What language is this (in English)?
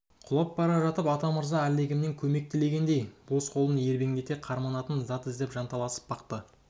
Kazakh